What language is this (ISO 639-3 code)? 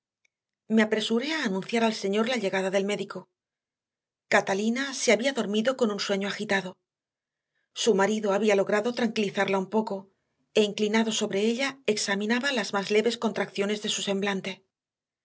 spa